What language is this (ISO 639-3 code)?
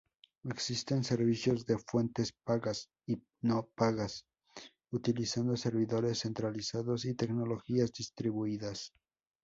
spa